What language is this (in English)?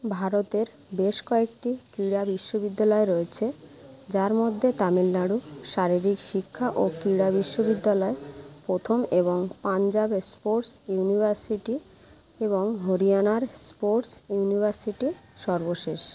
Bangla